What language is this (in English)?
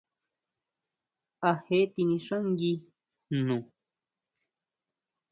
Huautla Mazatec